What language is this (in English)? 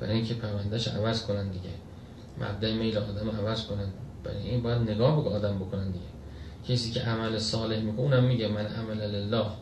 Persian